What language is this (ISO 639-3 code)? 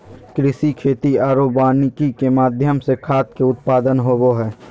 mag